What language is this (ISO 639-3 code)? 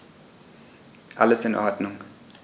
deu